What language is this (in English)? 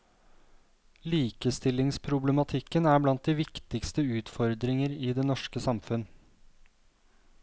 Norwegian